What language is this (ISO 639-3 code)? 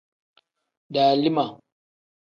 kdh